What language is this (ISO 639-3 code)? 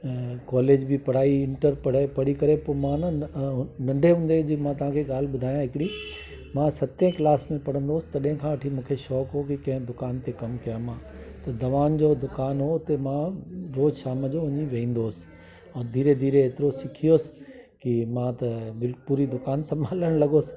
snd